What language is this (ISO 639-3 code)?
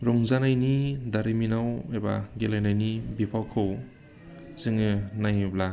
brx